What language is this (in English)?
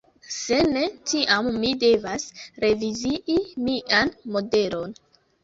Esperanto